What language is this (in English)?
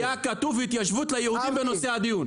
Hebrew